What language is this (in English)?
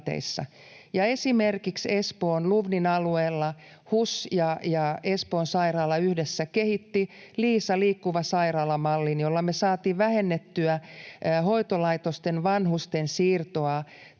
Finnish